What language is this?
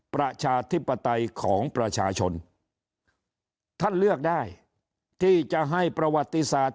Thai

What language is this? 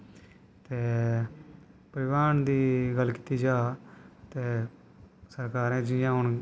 Dogri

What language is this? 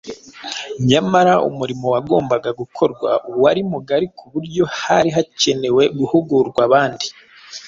Kinyarwanda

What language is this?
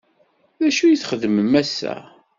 Kabyle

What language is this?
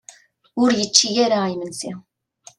Kabyle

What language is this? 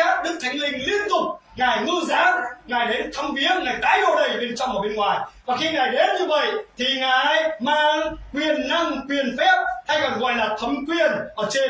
Vietnamese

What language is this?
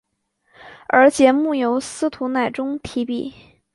Chinese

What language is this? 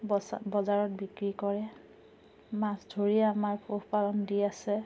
Assamese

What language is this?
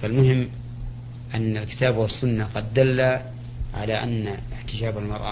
Arabic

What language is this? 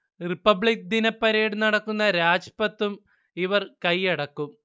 Malayalam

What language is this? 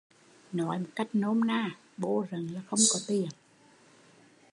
Vietnamese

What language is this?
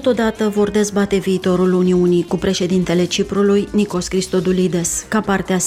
Romanian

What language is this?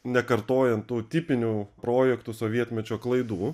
Lithuanian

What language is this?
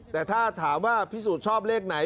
Thai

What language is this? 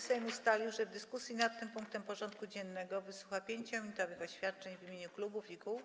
Polish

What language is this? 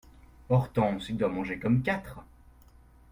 French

